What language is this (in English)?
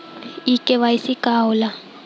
Bhojpuri